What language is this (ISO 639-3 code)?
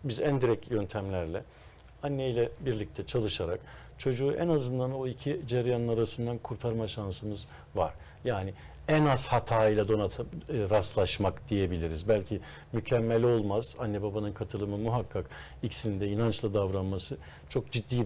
tur